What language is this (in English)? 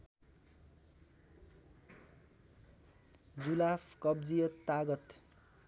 Nepali